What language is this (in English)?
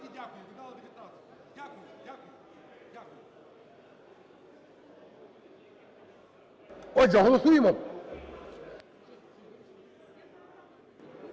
Ukrainian